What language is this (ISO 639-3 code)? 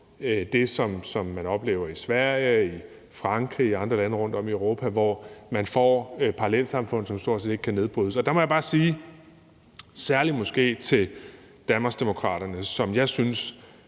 dan